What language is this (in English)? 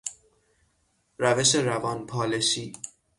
Persian